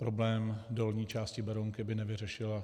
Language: Czech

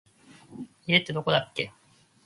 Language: Japanese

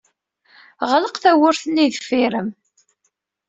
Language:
Kabyle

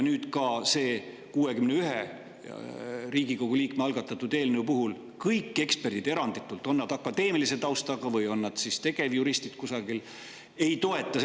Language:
Estonian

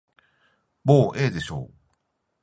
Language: Japanese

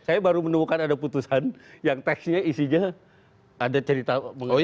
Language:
Indonesian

